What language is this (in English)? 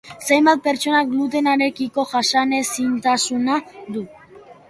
Basque